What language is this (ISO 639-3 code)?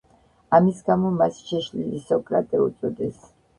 kat